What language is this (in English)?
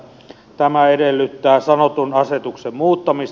Finnish